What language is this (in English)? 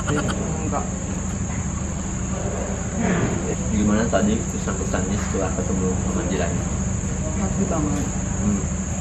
Indonesian